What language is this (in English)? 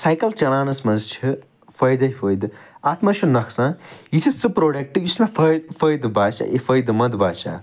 Kashmiri